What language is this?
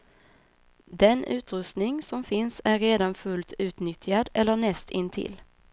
Swedish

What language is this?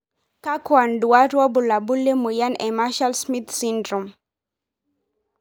Masai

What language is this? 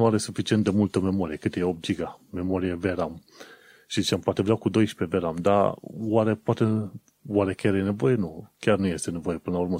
Romanian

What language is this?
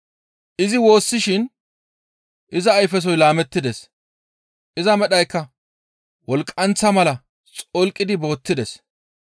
Gamo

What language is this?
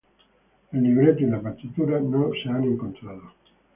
Spanish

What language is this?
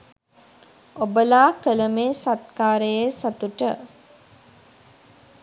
Sinhala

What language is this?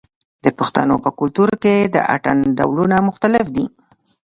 Pashto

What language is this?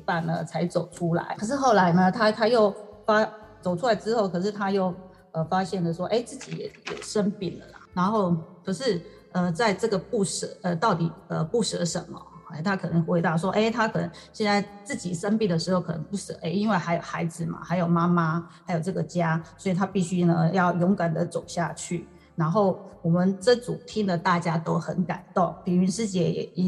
Chinese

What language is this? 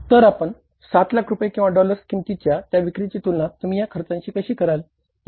Marathi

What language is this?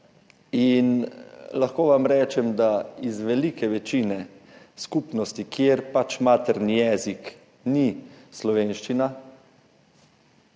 Slovenian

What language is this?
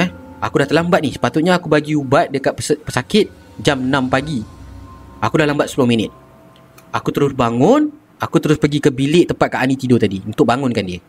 Malay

